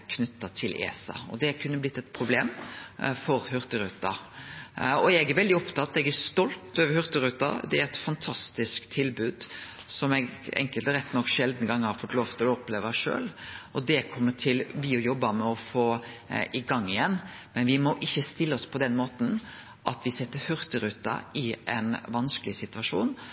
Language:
Norwegian Nynorsk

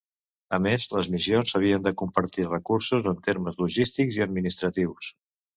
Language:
Catalan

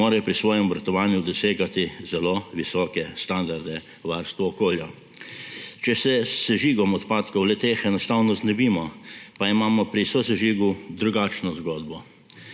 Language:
Slovenian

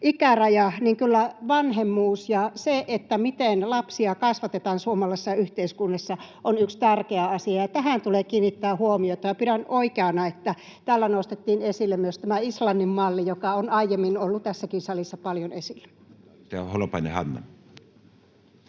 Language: Finnish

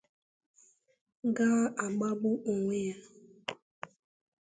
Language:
Igbo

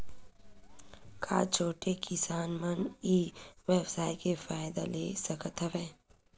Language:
Chhattisgarhi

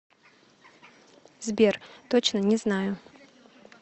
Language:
Russian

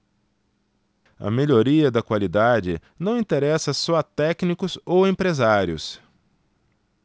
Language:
Portuguese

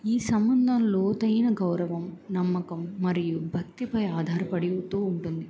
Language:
Telugu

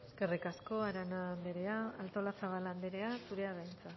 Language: Basque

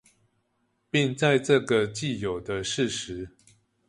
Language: Chinese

